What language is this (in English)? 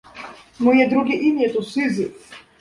Polish